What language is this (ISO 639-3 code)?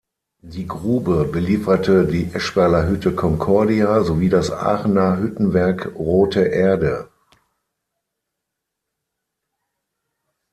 deu